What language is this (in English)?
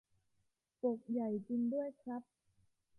Thai